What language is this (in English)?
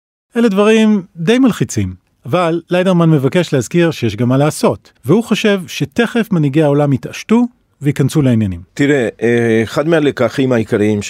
Hebrew